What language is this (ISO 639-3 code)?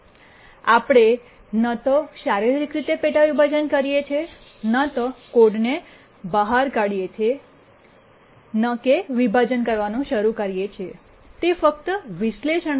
guj